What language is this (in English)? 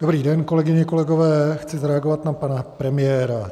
Czech